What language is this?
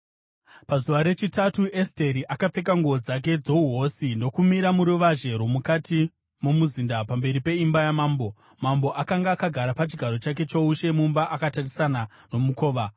Shona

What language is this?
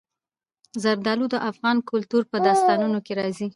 Pashto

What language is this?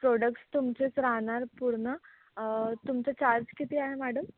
Marathi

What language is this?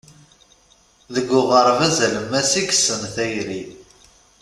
Kabyle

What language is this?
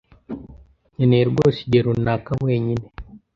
Kinyarwanda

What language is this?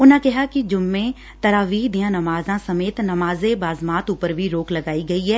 Punjabi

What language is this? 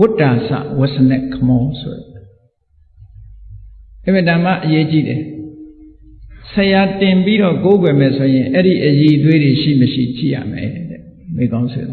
Vietnamese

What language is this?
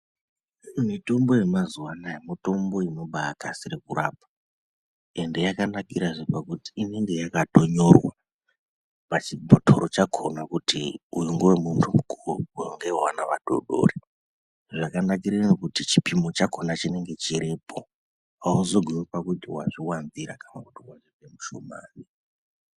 Ndau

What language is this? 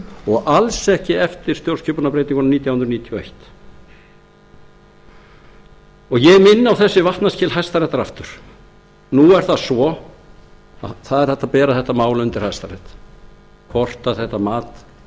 Icelandic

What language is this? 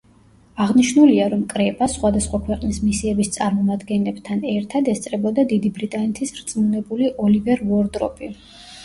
Georgian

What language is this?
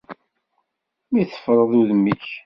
Kabyle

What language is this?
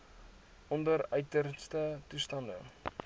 Afrikaans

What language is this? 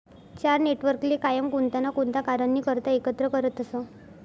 Marathi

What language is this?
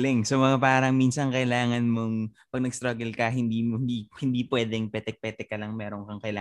Filipino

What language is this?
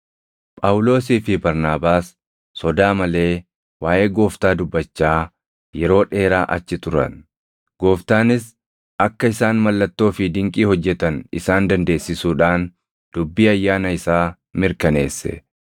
Oromo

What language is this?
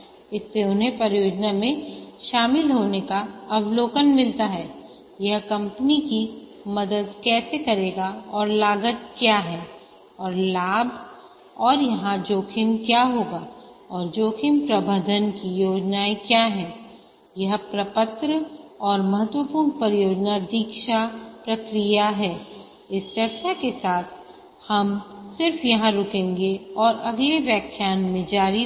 Hindi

